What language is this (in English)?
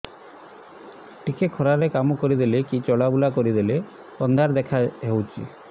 Odia